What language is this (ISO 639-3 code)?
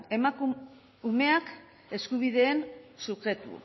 eus